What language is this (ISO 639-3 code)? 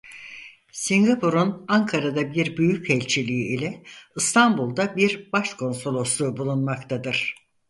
tur